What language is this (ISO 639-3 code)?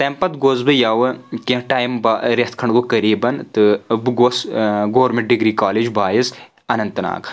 kas